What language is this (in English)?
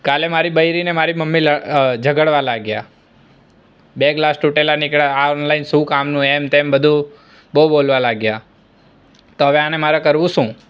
Gujarati